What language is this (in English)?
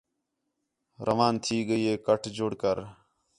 Khetrani